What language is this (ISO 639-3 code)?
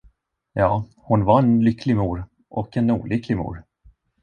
swe